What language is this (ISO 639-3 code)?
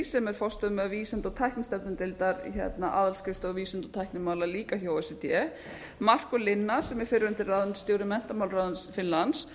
isl